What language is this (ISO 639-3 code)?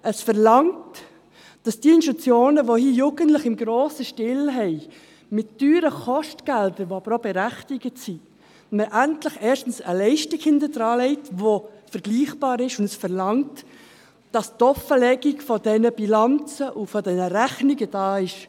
gsw